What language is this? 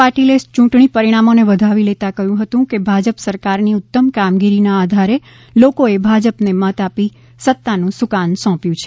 Gujarati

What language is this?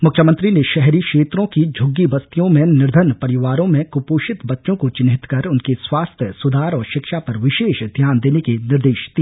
Hindi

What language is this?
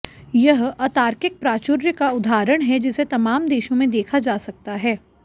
Hindi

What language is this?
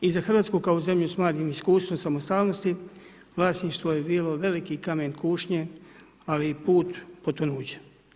Croatian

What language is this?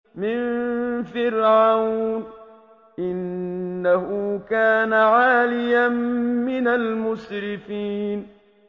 Arabic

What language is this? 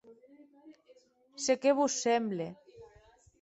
Occitan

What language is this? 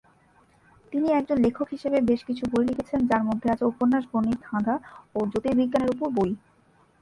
Bangla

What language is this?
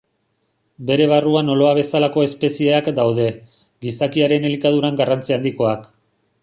Basque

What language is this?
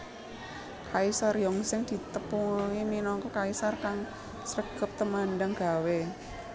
Javanese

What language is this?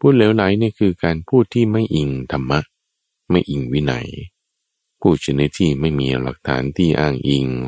Thai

